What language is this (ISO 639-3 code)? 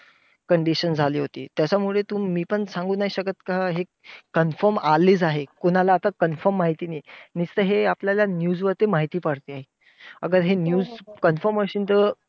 mar